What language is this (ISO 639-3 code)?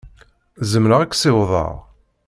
kab